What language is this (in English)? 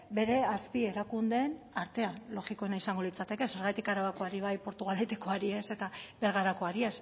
Basque